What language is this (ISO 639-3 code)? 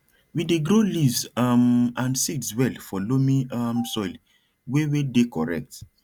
pcm